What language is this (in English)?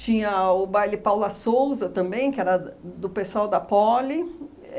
Portuguese